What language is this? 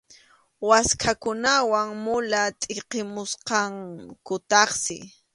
Arequipa-La Unión Quechua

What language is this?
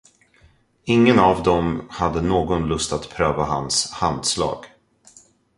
Swedish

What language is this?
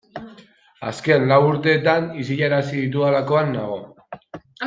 Basque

